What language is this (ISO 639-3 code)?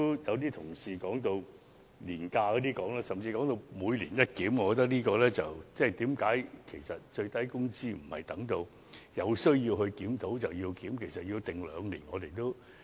yue